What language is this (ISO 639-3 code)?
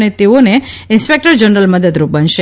guj